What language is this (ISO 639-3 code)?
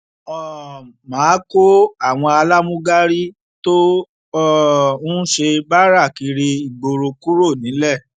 yor